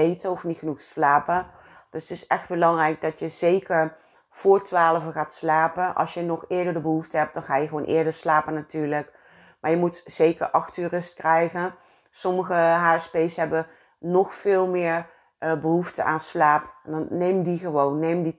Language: Dutch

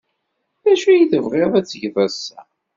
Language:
Kabyle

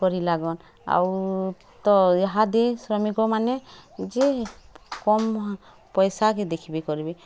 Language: Odia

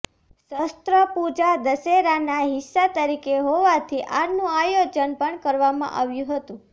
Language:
Gujarati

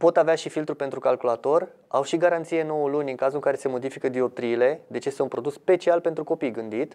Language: Romanian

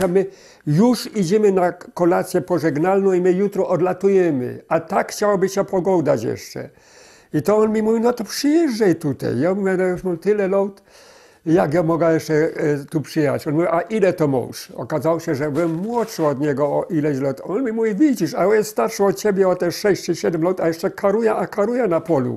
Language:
Polish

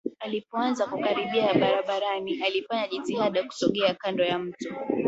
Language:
Swahili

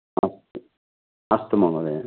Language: Sanskrit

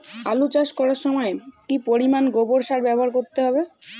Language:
Bangla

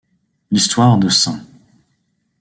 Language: French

